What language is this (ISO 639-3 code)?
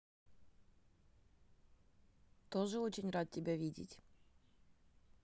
rus